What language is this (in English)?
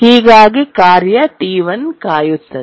Kannada